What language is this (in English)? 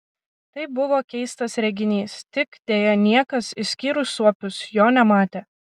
Lithuanian